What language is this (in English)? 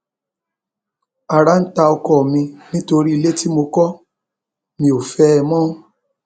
Yoruba